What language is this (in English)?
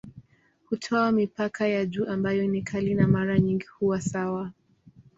Swahili